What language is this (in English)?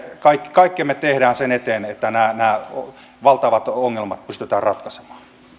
Finnish